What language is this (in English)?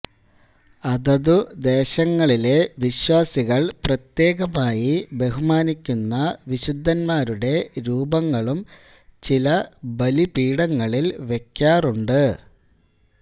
Malayalam